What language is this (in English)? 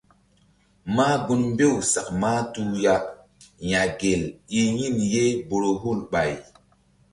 Mbum